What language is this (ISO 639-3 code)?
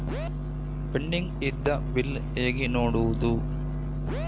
kan